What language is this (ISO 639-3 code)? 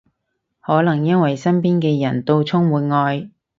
yue